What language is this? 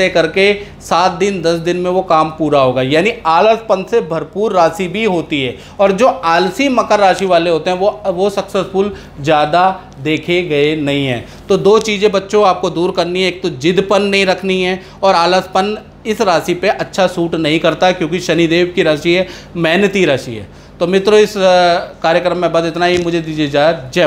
Hindi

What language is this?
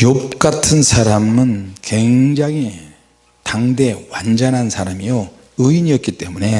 Korean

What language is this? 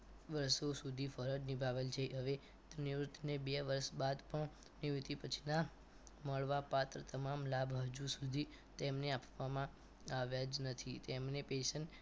Gujarati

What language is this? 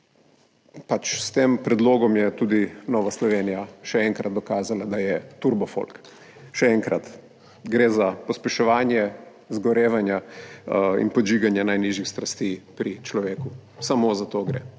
Slovenian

